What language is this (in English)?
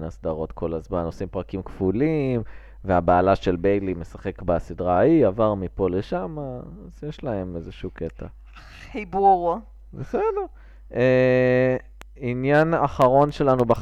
Hebrew